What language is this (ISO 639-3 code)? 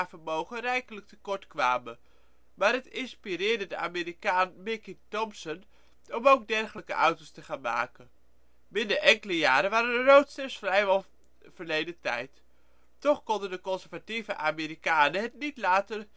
nld